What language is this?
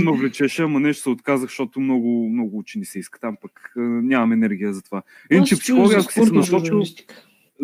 Bulgarian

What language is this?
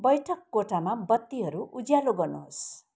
Nepali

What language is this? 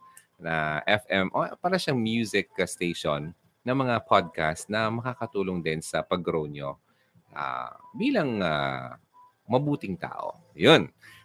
Filipino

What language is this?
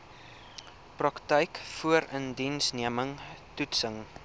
Afrikaans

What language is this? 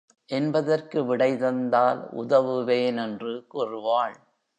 Tamil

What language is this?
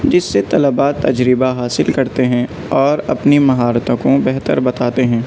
Urdu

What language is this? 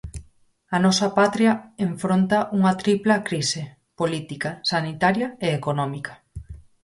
Galician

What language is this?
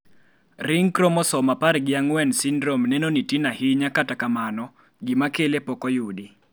Luo (Kenya and Tanzania)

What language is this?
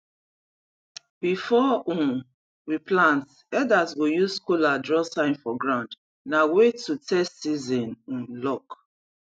Nigerian Pidgin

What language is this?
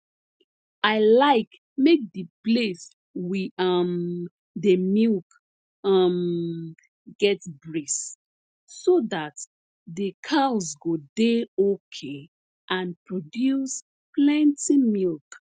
Nigerian Pidgin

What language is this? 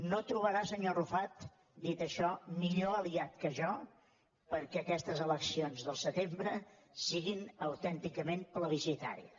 Catalan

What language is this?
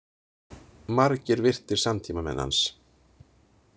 Icelandic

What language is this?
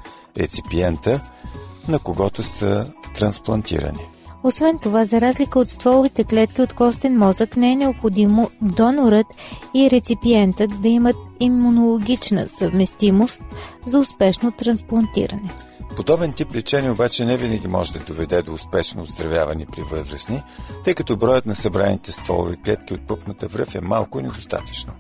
Bulgarian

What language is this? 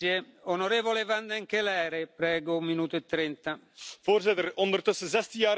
Dutch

